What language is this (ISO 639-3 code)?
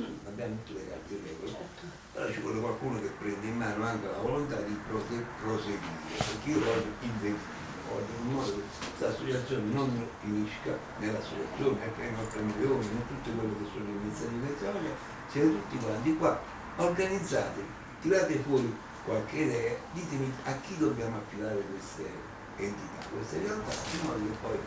ita